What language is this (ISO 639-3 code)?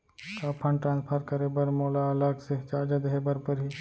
hne